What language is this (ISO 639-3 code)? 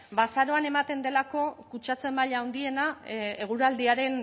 eus